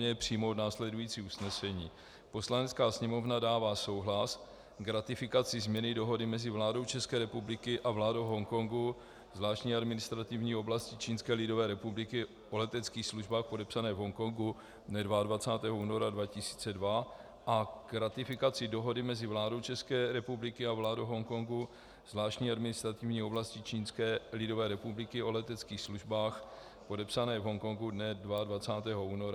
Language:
Czech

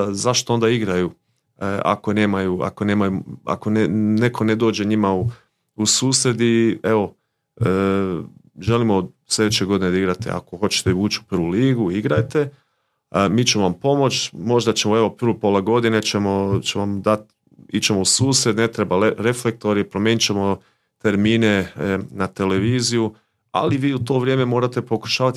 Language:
Croatian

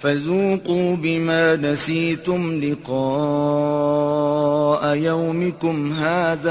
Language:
Urdu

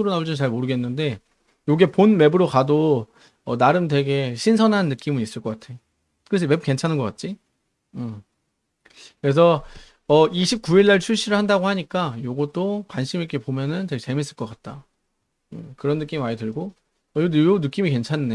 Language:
Korean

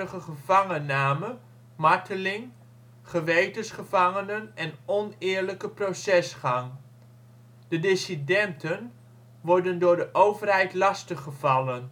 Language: Dutch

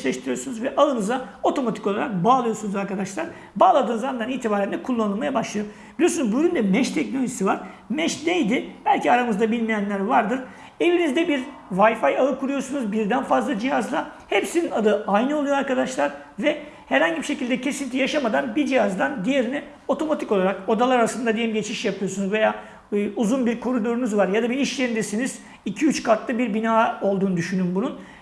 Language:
Turkish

